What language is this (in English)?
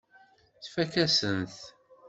Kabyle